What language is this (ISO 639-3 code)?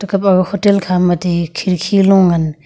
nnp